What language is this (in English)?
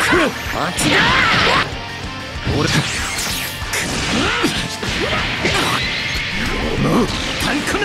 Japanese